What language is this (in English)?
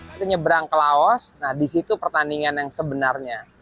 Indonesian